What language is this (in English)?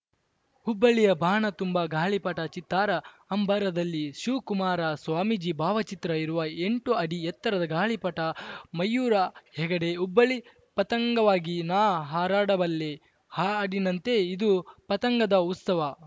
Kannada